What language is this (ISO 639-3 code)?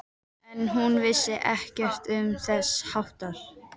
isl